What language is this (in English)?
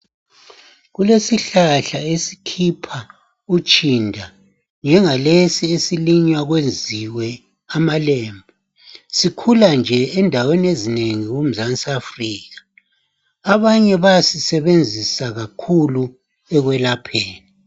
North Ndebele